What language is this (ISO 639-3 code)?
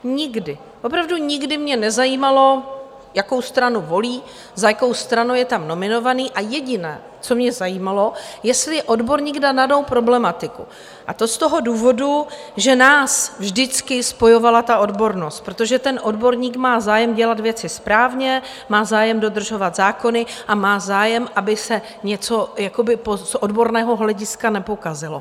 ces